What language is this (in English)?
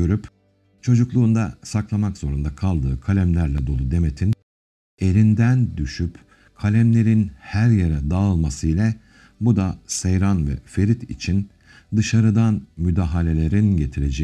Turkish